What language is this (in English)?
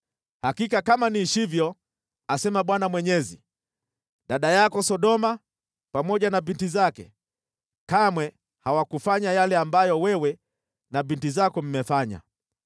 Swahili